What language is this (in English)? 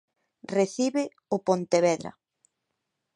Galician